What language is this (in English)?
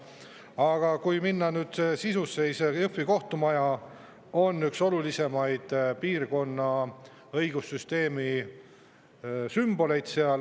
Estonian